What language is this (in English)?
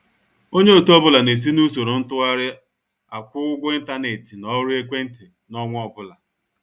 Igbo